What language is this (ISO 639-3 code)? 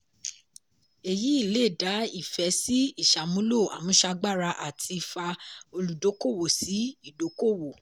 yor